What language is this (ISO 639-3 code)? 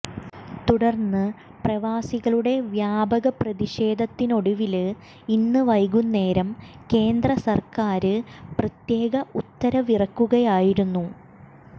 mal